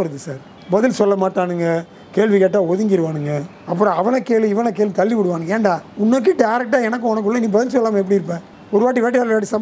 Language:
Korean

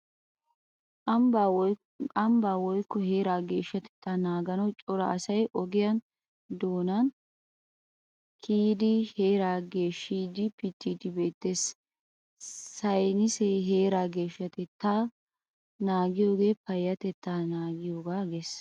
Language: Wolaytta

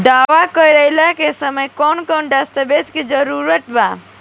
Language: Bhojpuri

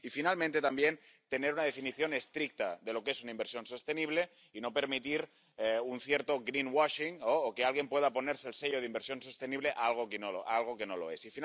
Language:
Spanish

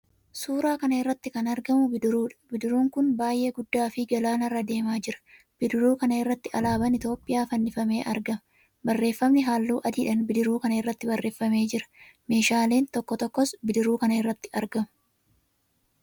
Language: Oromo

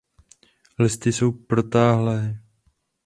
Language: Czech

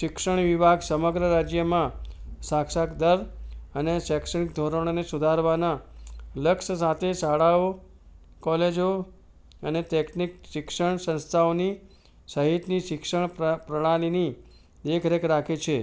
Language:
Gujarati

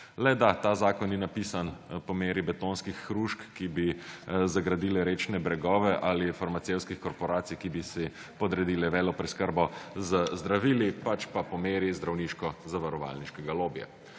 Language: Slovenian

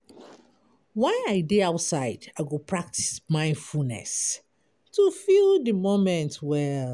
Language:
Nigerian Pidgin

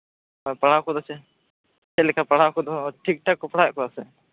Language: Santali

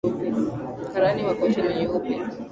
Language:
Swahili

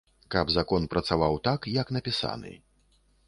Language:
Belarusian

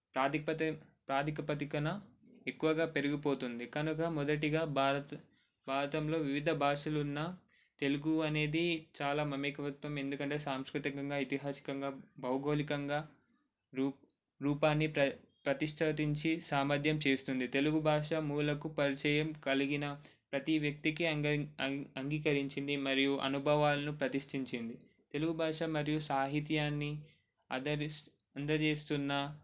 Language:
Telugu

